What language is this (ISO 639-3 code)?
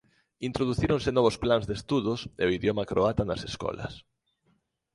glg